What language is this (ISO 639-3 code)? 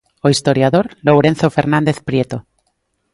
glg